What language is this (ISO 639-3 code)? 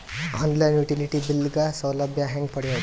kan